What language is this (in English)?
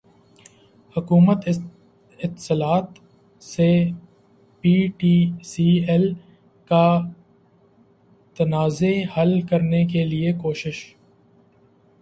Urdu